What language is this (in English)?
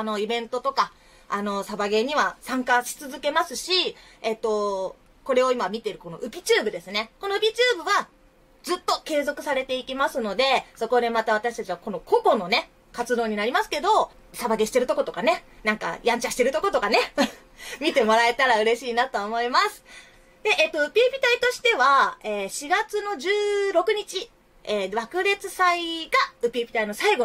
Japanese